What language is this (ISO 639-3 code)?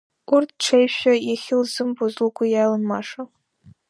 abk